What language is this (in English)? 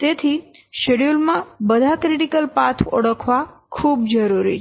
Gujarati